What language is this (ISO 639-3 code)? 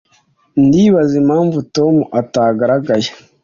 kin